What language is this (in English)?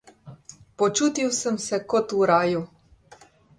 Slovenian